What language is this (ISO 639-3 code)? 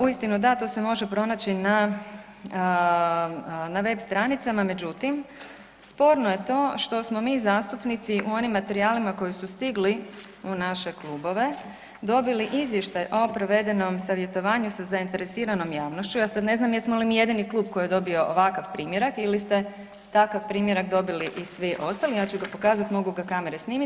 hrv